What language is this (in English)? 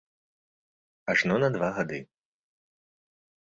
Belarusian